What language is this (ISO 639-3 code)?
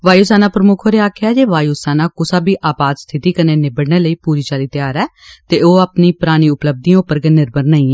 doi